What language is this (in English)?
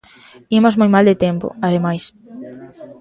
Galician